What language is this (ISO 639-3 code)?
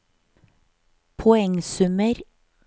nor